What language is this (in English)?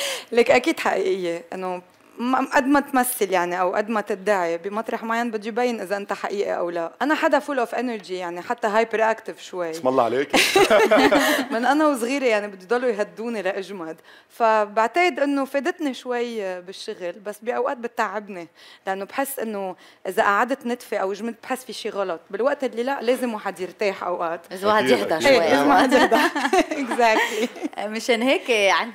Arabic